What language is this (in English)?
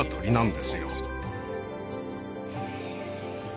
Japanese